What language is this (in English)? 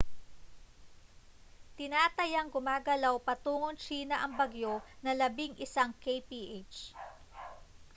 Filipino